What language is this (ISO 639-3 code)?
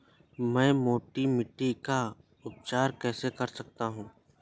hin